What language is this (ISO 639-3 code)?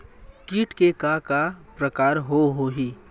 hne